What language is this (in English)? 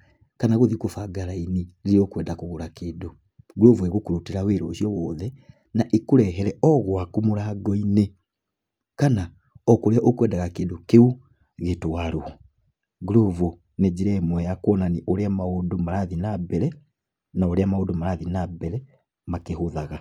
Kikuyu